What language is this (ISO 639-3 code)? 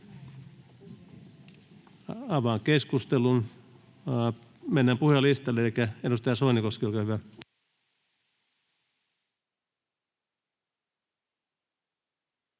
fin